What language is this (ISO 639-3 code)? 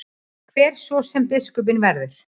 isl